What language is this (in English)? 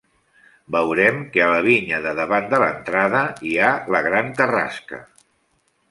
Catalan